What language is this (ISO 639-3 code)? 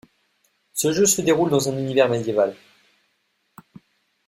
fra